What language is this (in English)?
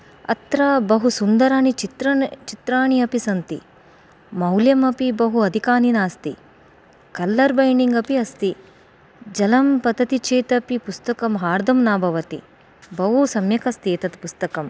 Sanskrit